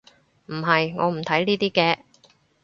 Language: Cantonese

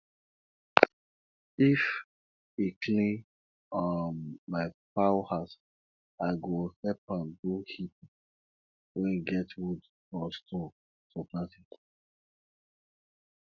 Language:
Nigerian Pidgin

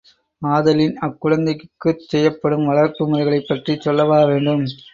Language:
Tamil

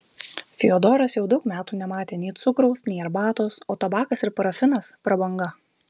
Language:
Lithuanian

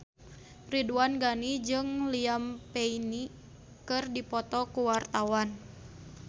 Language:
Sundanese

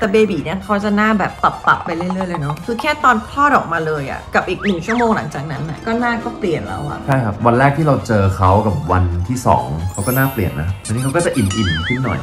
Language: Thai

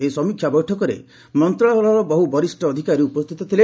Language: Odia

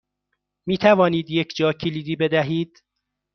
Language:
Persian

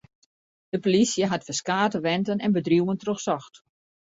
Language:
Western Frisian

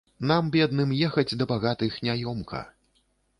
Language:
Belarusian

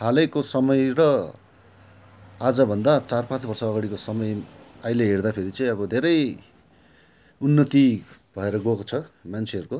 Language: Nepali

